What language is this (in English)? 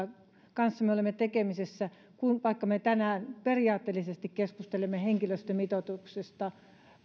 Finnish